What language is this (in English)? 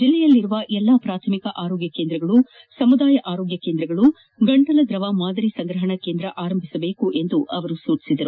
Kannada